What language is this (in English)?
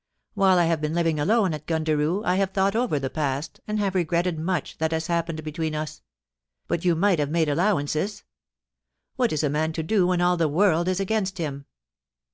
English